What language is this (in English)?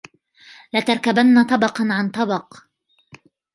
Arabic